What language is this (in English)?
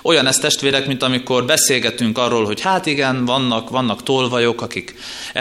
Hungarian